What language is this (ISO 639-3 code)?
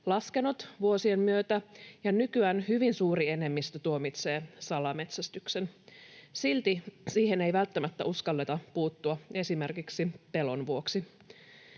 fin